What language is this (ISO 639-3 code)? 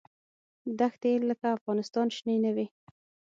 pus